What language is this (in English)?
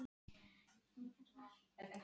Icelandic